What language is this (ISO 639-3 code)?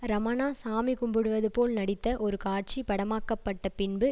tam